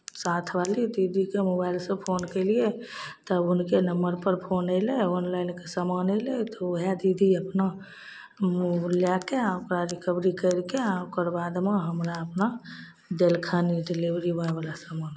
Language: Maithili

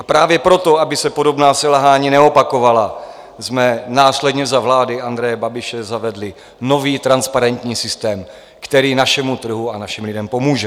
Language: Czech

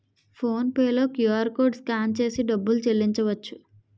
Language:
Telugu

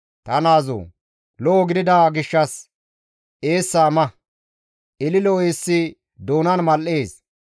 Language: Gamo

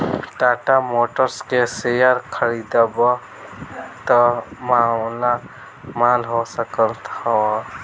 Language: Bhojpuri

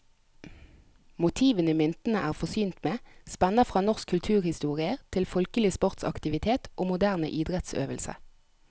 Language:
Norwegian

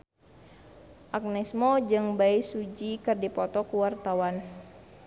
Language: Sundanese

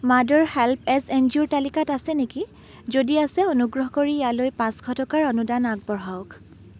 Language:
Assamese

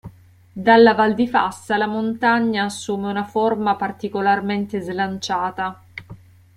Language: Italian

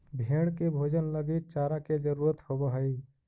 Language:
Magahi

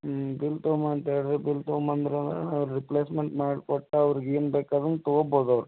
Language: Kannada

